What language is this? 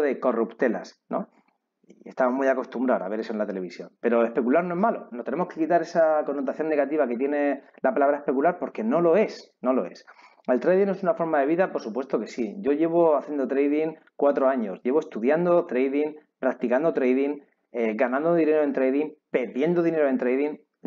Spanish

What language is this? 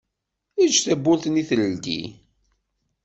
Kabyle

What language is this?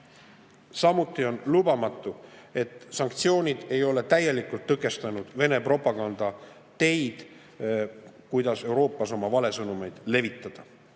Estonian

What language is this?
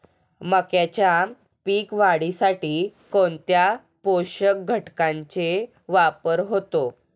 Marathi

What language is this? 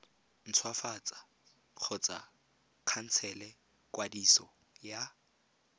Tswana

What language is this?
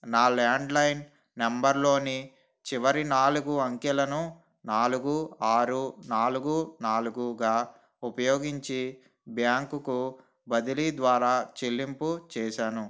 Telugu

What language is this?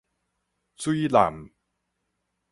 Min Nan Chinese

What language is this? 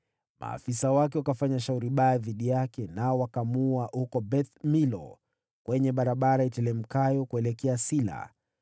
Swahili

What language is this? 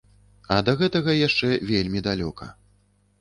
Belarusian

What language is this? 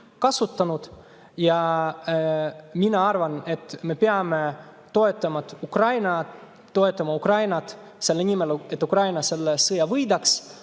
Estonian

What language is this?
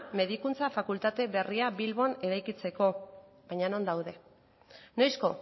Basque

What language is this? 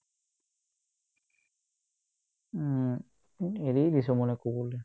Assamese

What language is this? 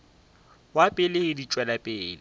Northern Sotho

